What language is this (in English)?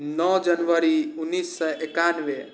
Maithili